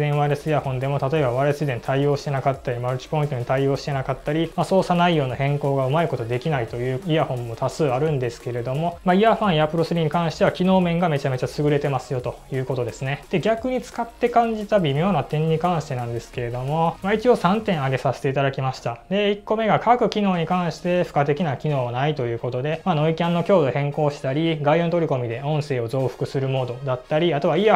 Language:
Japanese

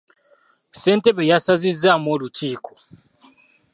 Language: Ganda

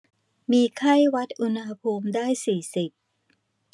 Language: Thai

